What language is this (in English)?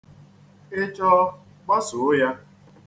Igbo